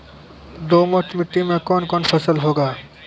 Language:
Maithili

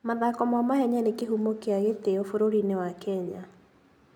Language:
Kikuyu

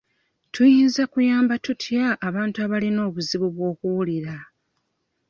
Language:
Ganda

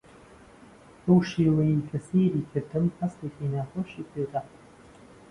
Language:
Central Kurdish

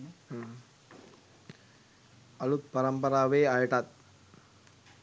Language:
Sinhala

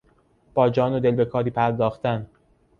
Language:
Persian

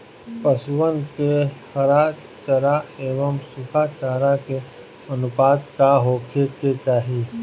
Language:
Bhojpuri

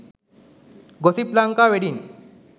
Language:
Sinhala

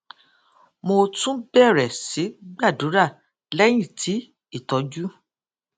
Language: Yoruba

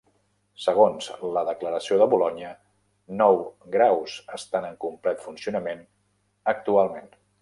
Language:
Catalan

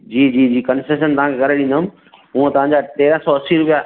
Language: Sindhi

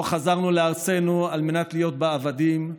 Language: Hebrew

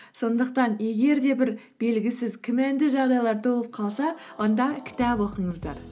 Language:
Kazakh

